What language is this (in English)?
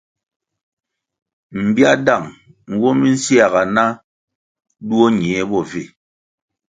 Kwasio